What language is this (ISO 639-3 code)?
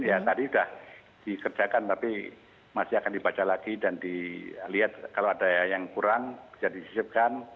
ind